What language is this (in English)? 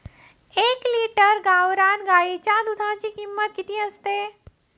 Marathi